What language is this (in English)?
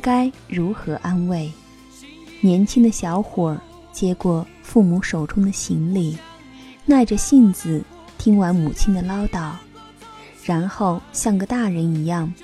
Chinese